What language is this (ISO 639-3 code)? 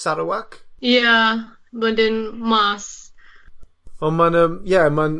cym